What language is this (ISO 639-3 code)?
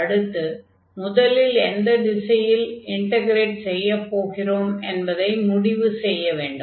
tam